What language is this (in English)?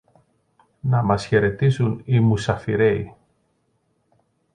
Greek